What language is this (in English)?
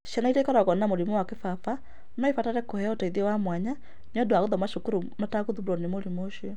Kikuyu